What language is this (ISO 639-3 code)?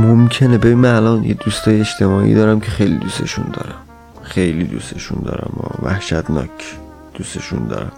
fas